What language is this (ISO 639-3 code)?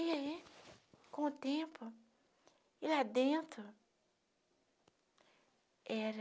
por